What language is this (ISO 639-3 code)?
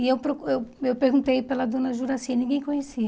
por